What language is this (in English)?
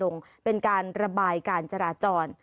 Thai